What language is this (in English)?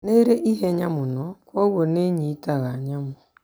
Kikuyu